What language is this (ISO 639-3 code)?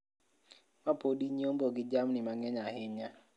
luo